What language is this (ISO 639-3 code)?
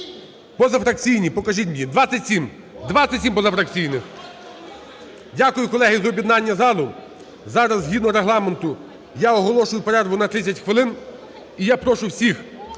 ukr